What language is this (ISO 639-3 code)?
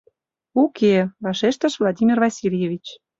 chm